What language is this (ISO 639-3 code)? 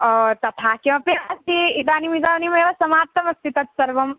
san